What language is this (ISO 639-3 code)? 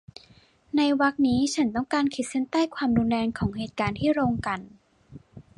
tha